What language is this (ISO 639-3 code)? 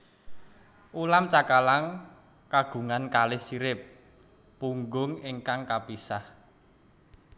jav